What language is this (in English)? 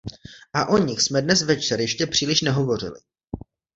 Czech